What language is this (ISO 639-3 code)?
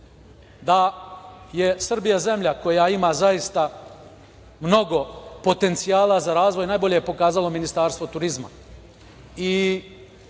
srp